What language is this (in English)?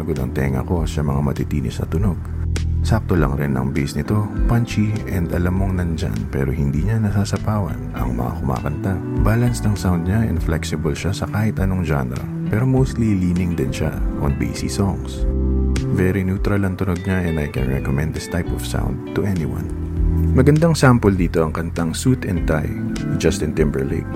Filipino